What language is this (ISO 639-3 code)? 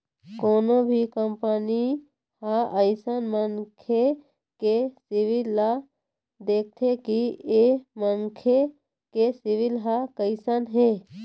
hne